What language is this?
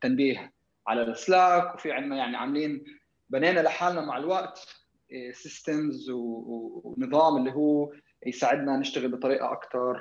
Arabic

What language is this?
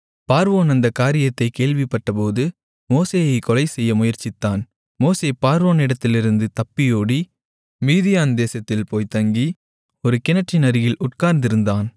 Tamil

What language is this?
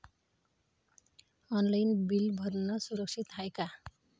Marathi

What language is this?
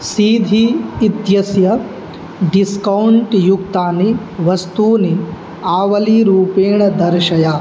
Sanskrit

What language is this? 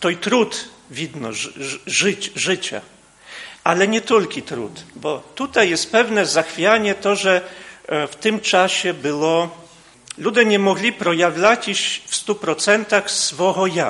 Polish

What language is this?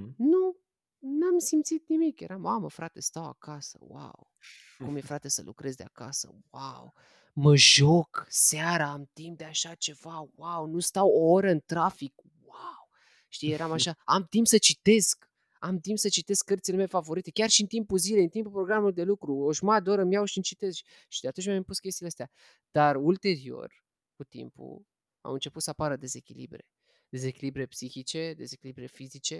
Romanian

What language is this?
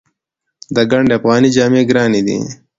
Pashto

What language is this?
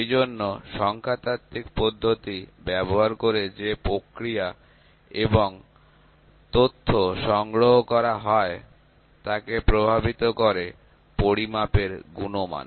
Bangla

